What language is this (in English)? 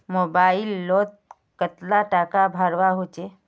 Magahi